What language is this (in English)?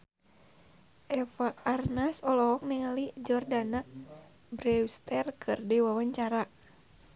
Sundanese